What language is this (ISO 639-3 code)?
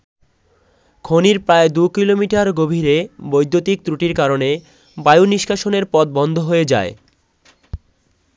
ben